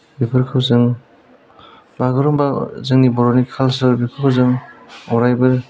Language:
Bodo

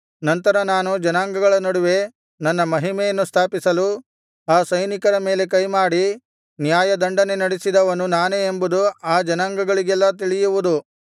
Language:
Kannada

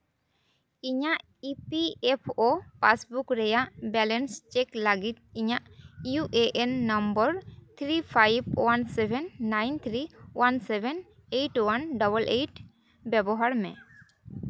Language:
Santali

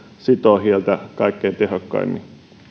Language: Finnish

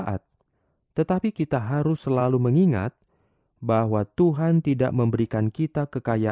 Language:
Indonesian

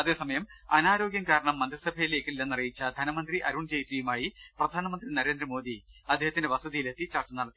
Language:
Malayalam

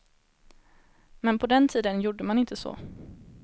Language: Swedish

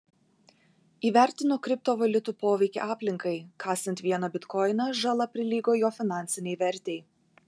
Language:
Lithuanian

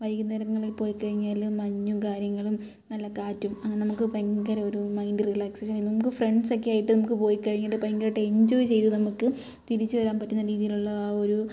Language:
Malayalam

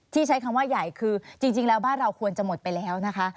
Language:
Thai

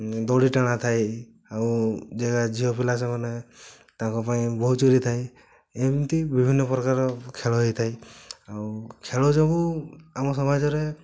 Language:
Odia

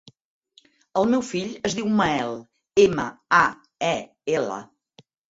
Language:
Catalan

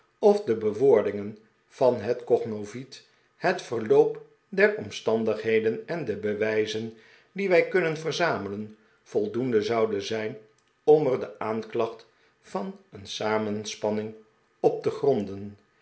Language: Dutch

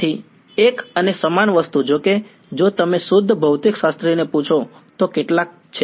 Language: Gujarati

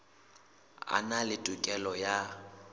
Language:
Southern Sotho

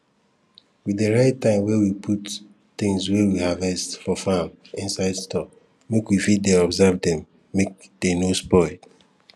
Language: Nigerian Pidgin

